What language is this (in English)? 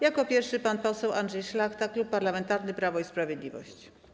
Polish